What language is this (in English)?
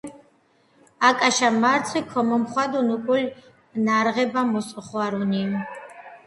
Georgian